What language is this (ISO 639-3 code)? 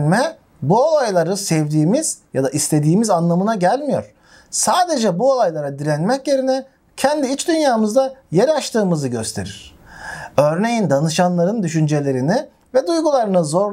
tur